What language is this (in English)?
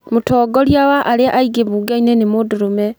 Kikuyu